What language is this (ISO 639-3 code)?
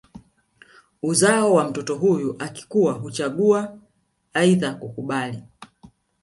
swa